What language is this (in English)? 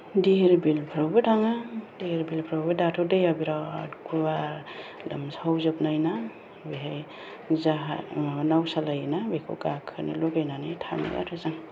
Bodo